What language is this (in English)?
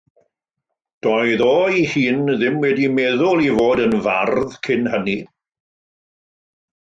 Welsh